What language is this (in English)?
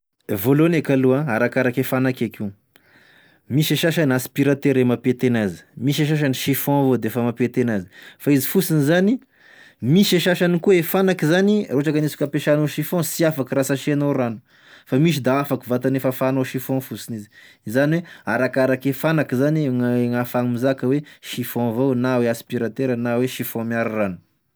Tesaka Malagasy